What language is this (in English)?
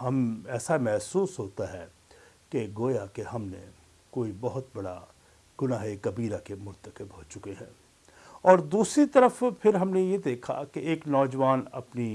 Urdu